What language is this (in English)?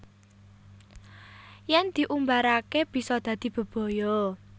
Javanese